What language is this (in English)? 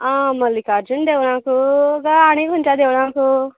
Konkani